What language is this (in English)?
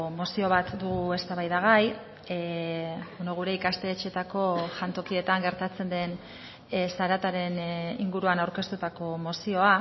Basque